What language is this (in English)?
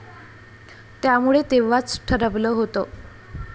Marathi